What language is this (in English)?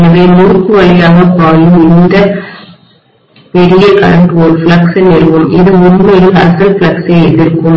Tamil